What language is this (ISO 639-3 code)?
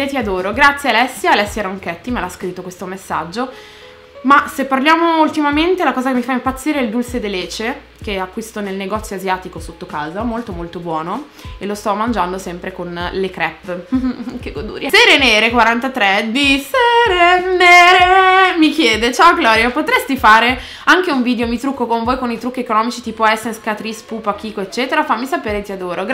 ita